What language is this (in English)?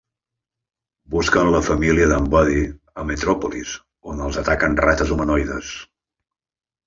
Catalan